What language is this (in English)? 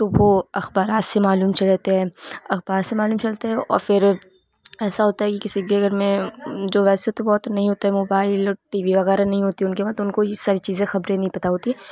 Urdu